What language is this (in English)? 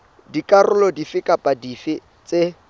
Southern Sotho